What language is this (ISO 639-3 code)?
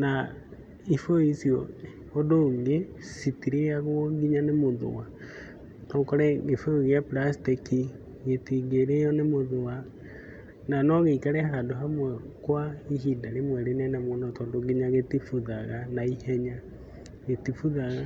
kik